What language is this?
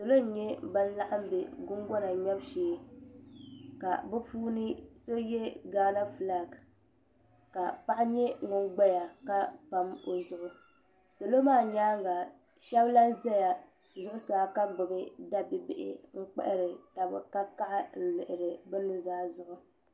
Dagbani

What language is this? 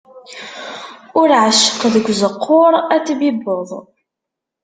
Kabyle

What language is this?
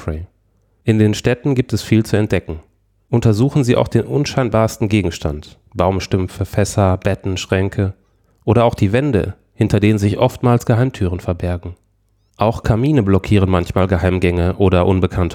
German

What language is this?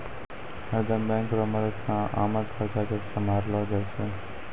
Maithili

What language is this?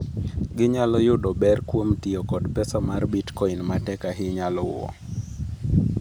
Luo (Kenya and Tanzania)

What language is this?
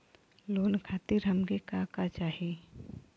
Bhojpuri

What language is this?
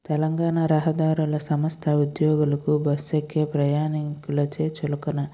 Telugu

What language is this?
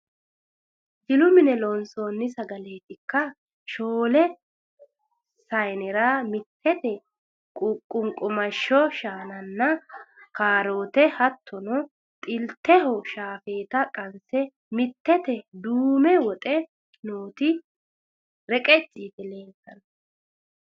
Sidamo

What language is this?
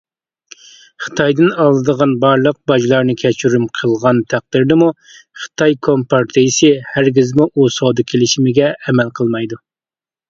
Uyghur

